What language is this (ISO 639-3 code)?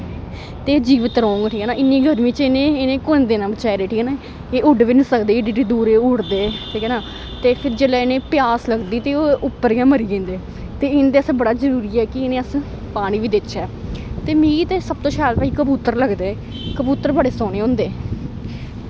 doi